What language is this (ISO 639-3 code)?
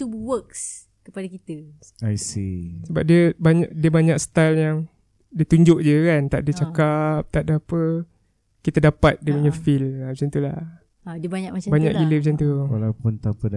msa